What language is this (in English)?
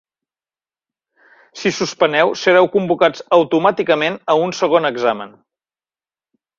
Catalan